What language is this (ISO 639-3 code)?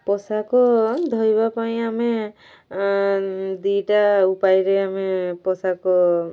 ori